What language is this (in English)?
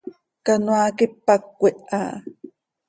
Seri